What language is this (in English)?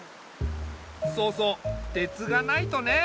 Japanese